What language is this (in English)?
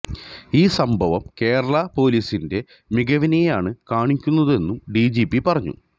Malayalam